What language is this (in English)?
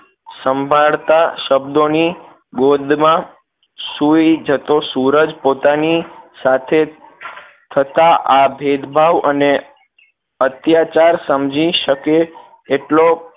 Gujarati